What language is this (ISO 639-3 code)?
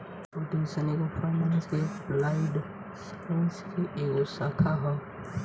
bho